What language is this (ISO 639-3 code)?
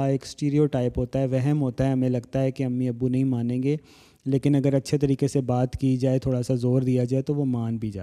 urd